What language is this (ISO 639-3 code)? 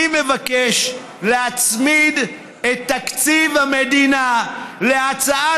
heb